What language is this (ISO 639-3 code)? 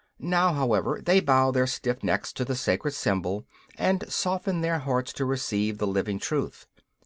eng